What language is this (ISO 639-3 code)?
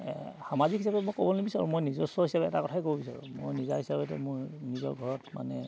asm